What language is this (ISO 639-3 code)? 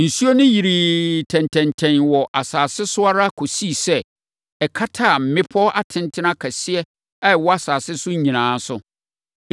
aka